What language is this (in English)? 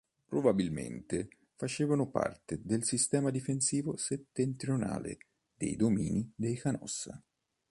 Italian